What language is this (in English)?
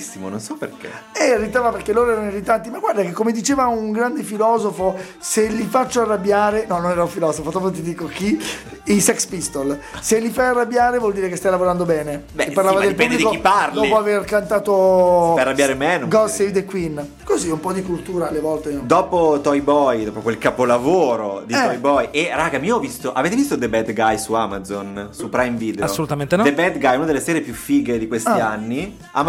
Italian